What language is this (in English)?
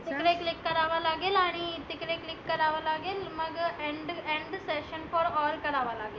Marathi